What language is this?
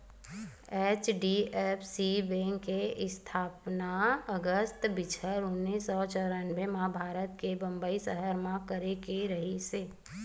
Chhattisgarhi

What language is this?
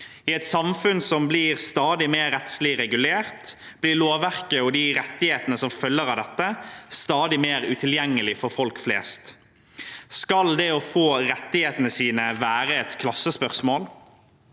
Norwegian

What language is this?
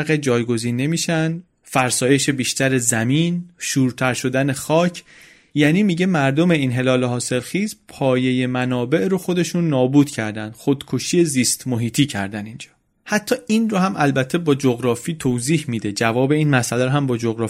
Persian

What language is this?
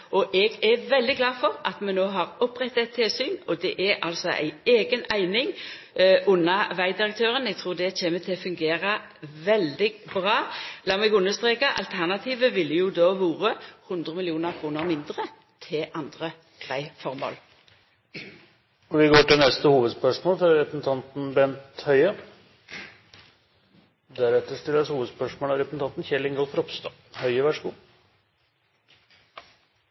Norwegian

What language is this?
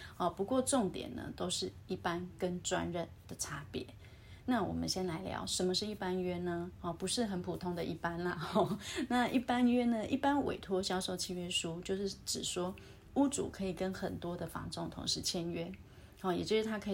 Chinese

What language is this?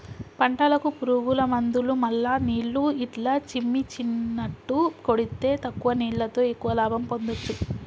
Telugu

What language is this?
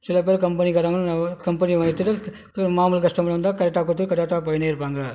Tamil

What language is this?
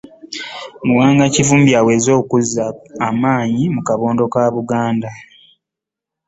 Ganda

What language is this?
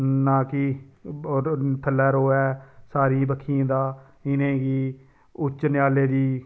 Dogri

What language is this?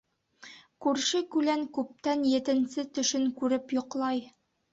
Bashkir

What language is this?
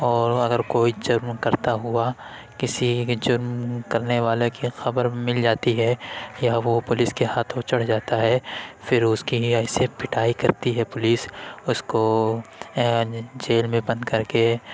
Urdu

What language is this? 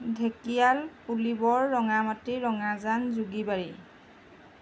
Assamese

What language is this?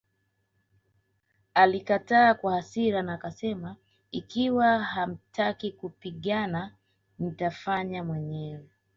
Swahili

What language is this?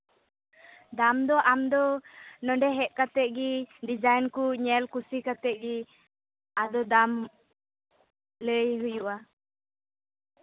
Santali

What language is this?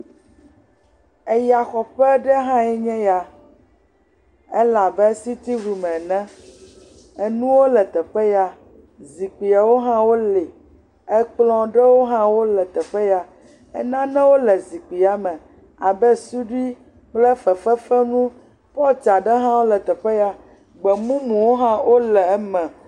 Ewe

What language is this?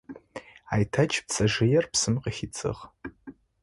Adyghe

